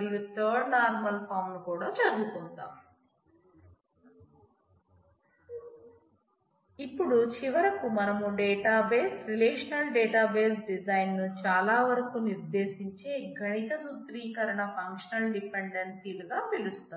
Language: Telugu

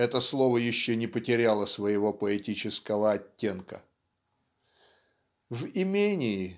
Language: Russian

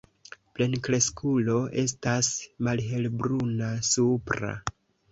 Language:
Esperanto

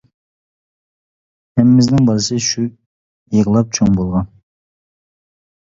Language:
Uyghur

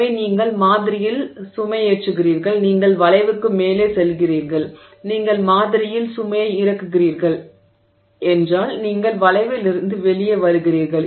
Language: Tamil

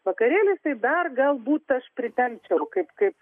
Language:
Lithuanian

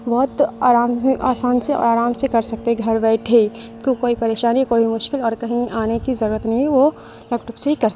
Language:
Urdu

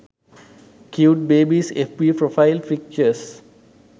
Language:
Sinhala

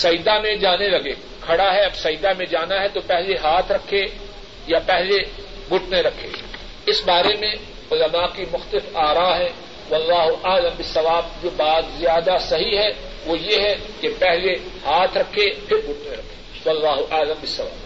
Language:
Urdu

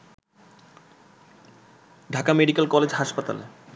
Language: Bangla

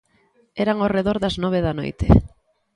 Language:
Galician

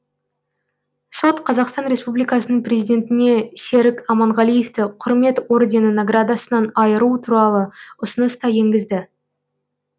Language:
Kazakh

